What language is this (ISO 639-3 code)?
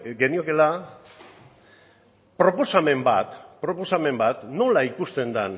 eus